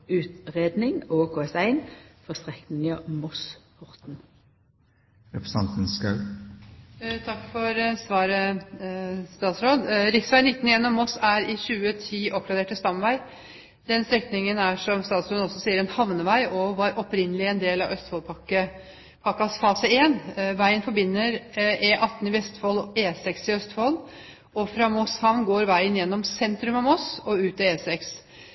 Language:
Norwegian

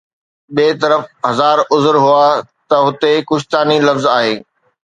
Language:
Sindhi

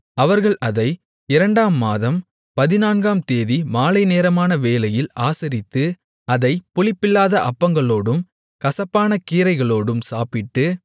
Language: Tamil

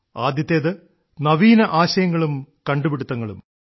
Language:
Malayalam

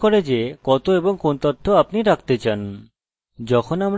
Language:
Bangla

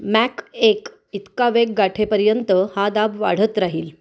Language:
Marathi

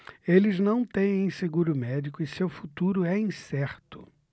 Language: Portuguese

